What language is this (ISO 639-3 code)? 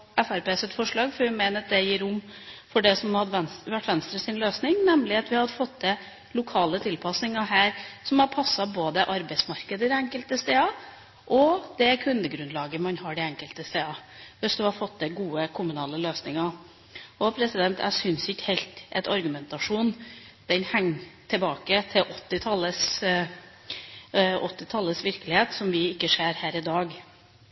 nob